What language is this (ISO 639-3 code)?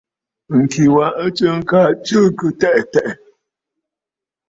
bfd